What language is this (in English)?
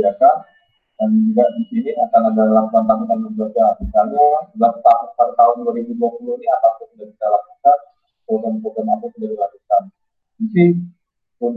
Indonesian